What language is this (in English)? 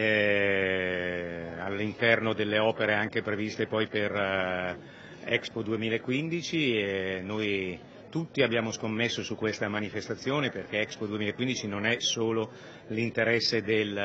Italian